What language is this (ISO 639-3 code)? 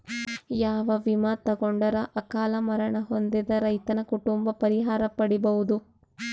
kan